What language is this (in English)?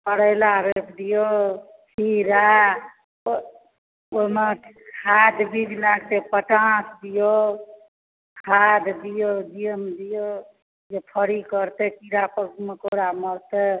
Maithili